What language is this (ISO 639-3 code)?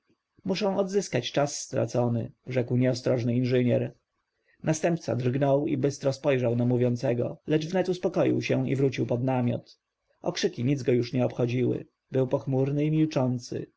pol